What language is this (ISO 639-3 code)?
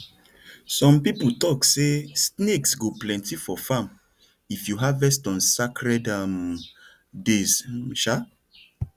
pcm